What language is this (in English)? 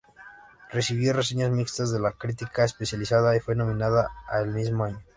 Spanish